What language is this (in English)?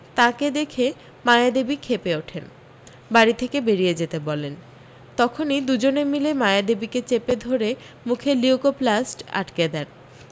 Bangla